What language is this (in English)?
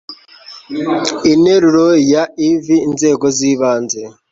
Kinyarwanda